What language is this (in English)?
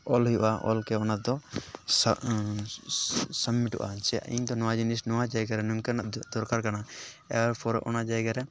Santali